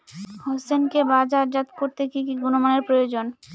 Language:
Bangla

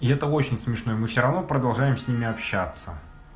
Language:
Russian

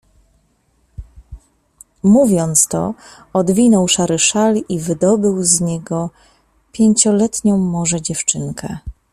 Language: Polish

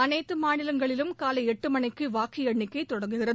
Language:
Tamil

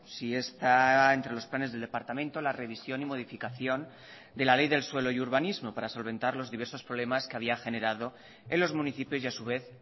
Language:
Spanish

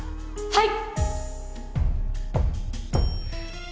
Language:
Japanese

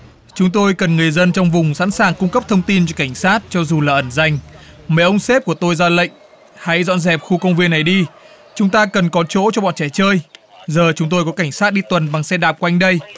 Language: Vietnamese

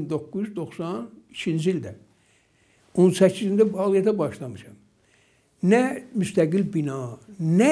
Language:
Turkish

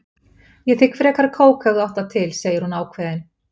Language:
Icelandic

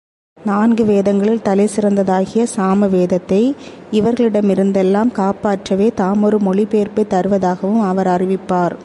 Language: Tamil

